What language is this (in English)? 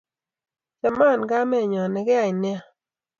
Kalenjin